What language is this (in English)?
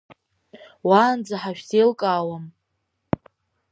Abkhazian